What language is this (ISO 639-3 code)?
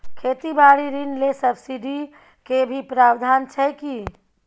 mai